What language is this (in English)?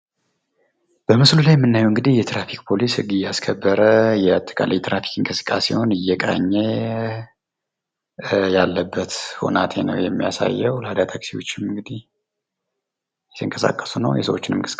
Amharic